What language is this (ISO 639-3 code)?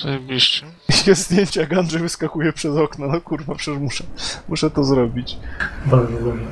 pol